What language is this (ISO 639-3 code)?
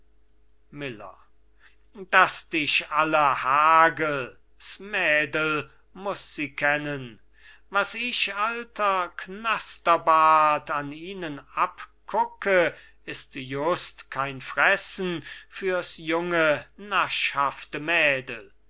deu